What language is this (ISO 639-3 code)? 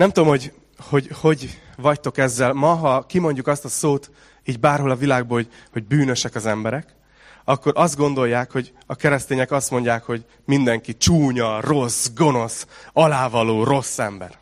hun